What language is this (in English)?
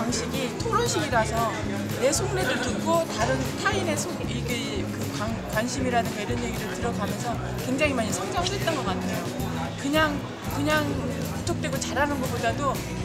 Korean